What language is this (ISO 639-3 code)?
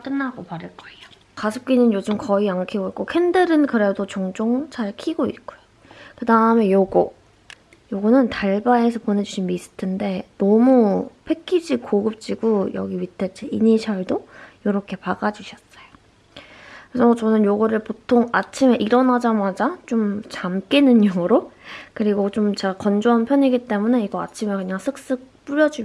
kor